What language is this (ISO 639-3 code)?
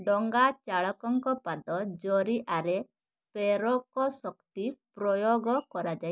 ori